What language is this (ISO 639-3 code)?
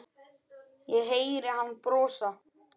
isl